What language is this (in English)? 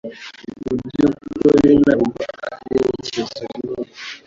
Kinyarwanda